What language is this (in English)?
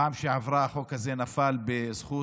Hebrew